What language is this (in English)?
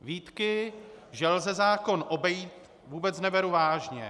Czech